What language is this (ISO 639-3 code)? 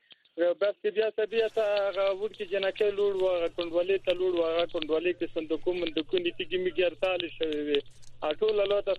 fas